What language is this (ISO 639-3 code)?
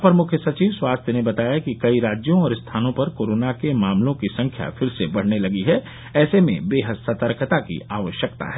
hin